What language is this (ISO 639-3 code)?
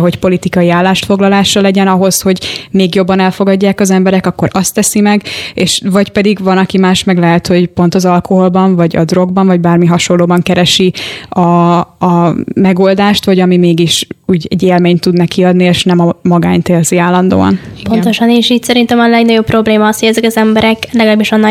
hun